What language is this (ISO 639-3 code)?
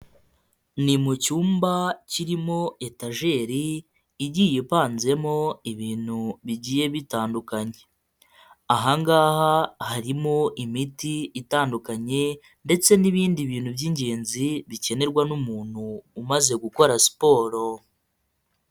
kin